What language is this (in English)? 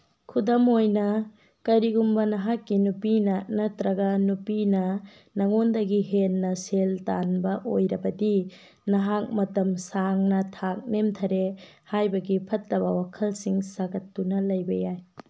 Manipuri